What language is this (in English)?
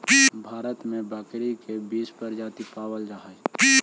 Magahi